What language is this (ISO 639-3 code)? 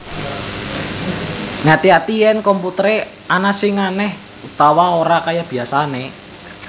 jav